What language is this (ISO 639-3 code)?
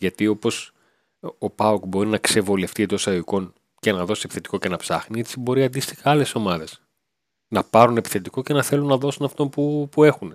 ell